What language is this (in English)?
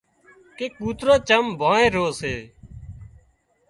Wadiyara Koli